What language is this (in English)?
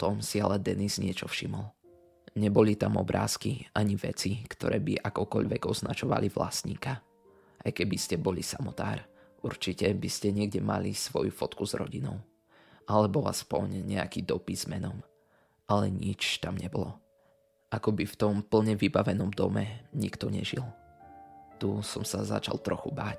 Slovak